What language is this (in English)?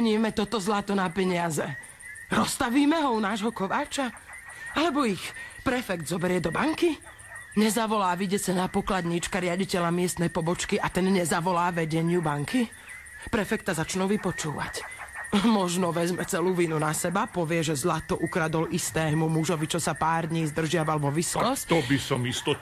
Slovak